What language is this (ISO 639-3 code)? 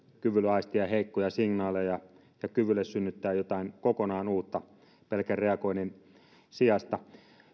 fin